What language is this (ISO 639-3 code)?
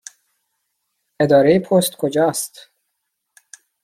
fas